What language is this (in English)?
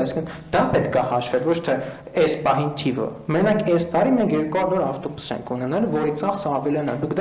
Turkish